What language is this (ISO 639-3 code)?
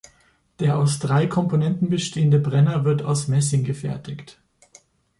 deu